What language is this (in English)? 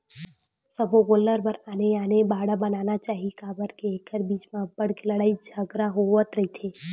Chhattisgarhi